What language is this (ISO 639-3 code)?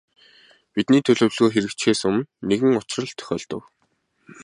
mon